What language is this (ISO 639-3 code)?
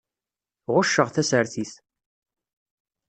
kab